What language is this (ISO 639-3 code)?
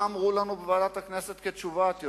heb